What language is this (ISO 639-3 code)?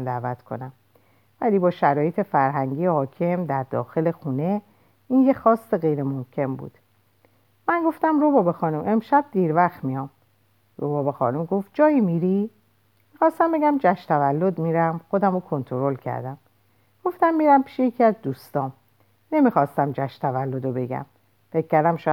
fas